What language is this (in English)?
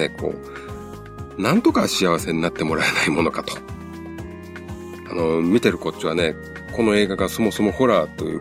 Japanese